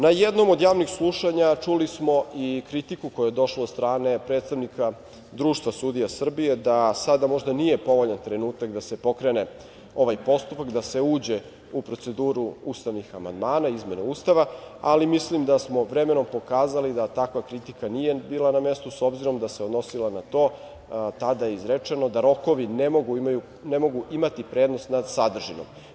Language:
Serbian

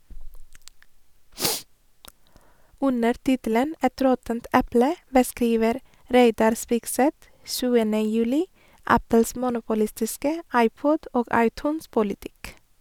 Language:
Norwegian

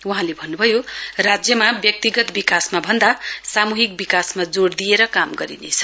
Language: Nepali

